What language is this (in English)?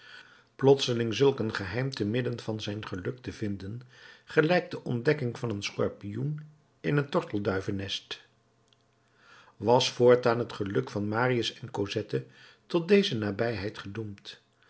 Dutch